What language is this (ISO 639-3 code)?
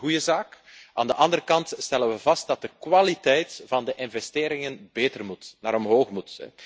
nld